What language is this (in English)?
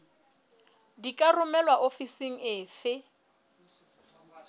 Southern Sotho